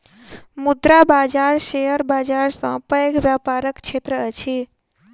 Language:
Maithili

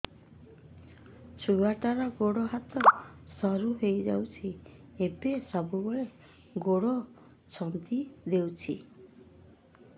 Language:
Odia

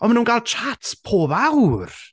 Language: Welsh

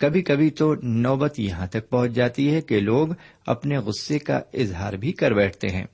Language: Urdu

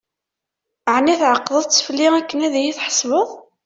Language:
Kabyle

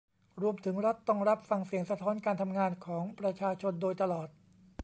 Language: Thai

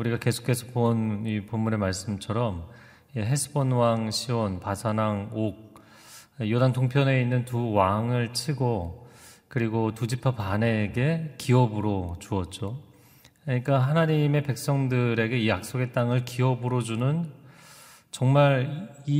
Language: Korean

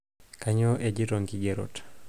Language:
Masai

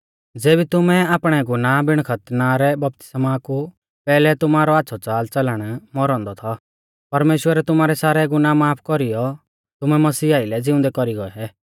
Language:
Mahasu Pahari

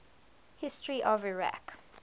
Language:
English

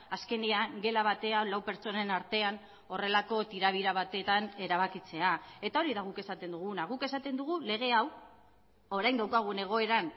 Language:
Basque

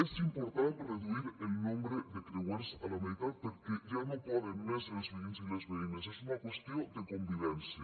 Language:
Catalan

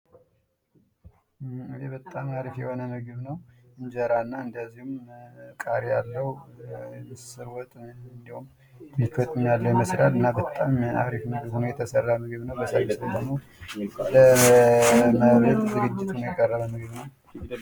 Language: Amharic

